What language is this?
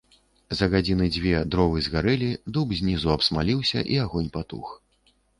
Belarusian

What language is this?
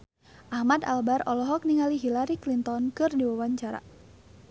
Sundanese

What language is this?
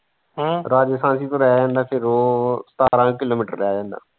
Punjabi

